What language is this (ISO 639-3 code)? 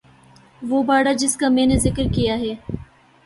urd